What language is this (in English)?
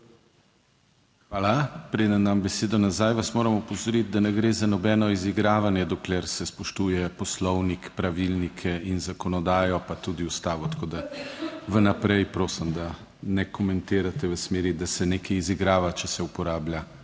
Slovenian